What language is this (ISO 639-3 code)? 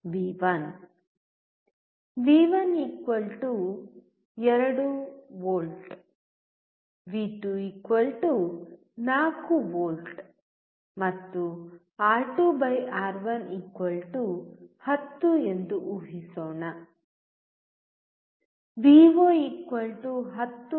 kan